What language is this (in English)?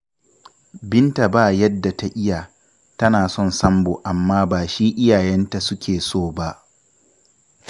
Hausa